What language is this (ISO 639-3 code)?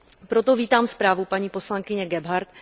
ces